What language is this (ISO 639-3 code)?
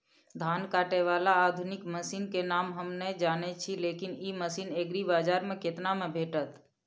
mai